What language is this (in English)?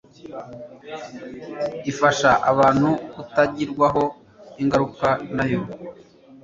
Kinyarwanda